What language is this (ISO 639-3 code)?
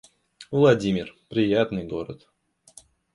rus